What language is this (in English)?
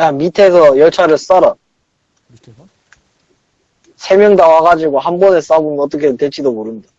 Korean